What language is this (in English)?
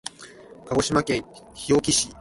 Japanese